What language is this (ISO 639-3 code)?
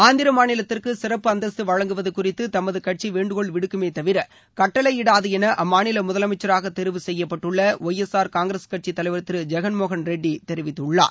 tam